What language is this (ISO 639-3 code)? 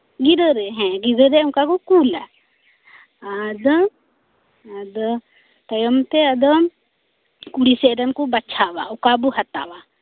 sat